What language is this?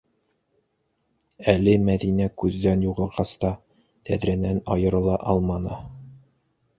Bashkir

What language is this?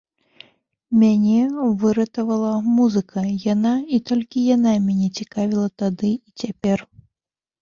Belarusian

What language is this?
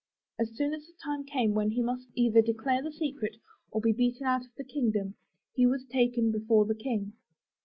English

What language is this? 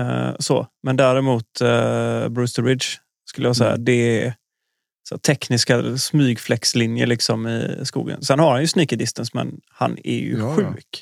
Swedish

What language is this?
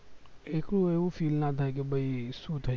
Gujarati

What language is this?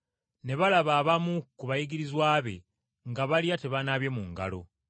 Ganda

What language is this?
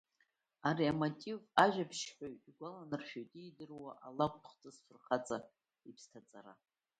Abkhazian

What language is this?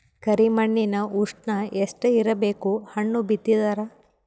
Kannada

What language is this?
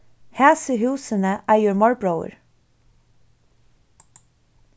Faroese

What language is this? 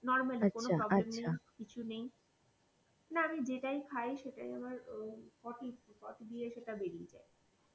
Bangla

